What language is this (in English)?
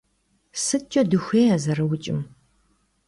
Kabardian